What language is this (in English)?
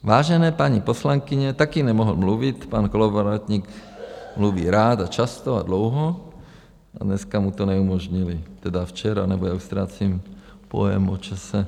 Czech